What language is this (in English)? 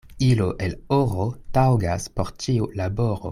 Esperanto